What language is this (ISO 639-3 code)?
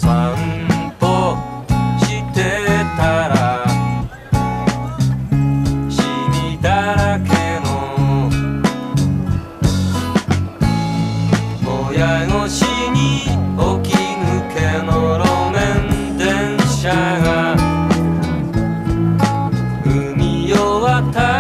jpn